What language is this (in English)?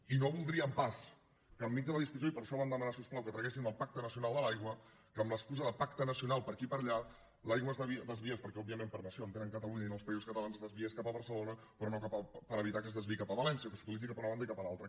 Catalan